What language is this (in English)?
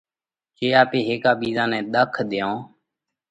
Parkari Koli